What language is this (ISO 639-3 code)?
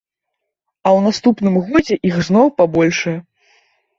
bel